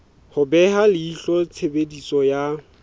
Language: Southern Sotho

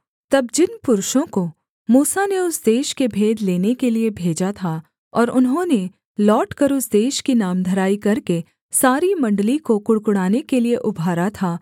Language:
Hindi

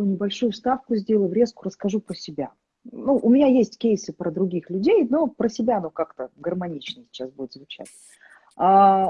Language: Russian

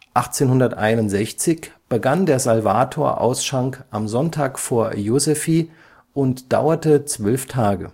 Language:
German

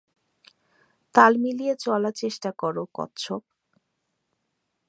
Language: Bangla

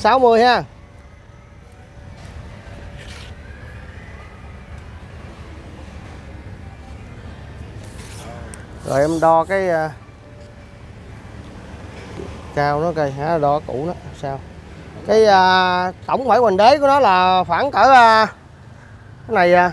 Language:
Vietnamese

